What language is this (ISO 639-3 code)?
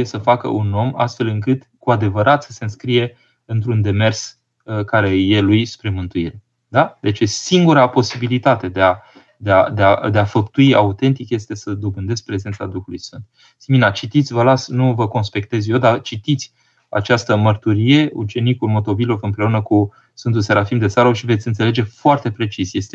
ron